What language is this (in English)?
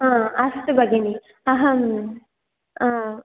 Sanskrit